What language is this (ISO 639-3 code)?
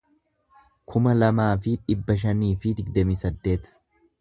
orm